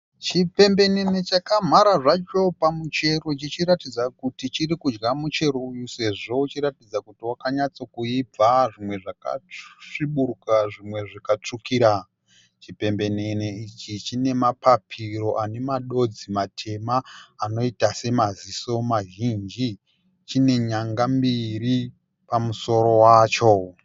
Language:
Shona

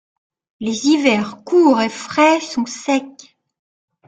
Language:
French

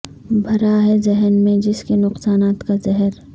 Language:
Urdu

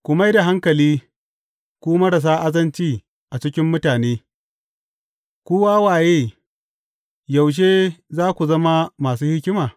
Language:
Hausa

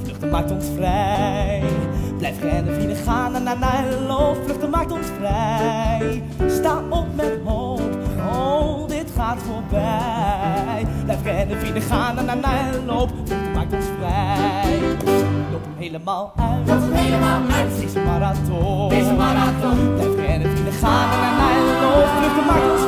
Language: Dutch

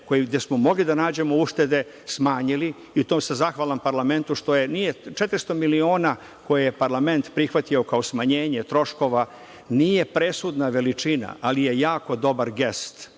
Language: Serbian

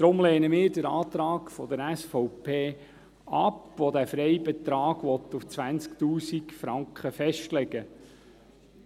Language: Swiss German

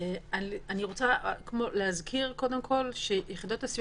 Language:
Hebrew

